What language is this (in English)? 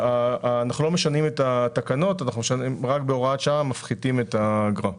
Hebrew